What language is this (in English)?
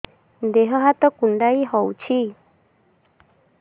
Odia